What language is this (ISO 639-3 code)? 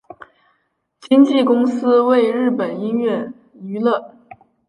zho